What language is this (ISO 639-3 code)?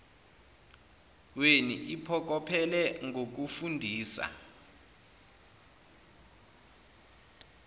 zul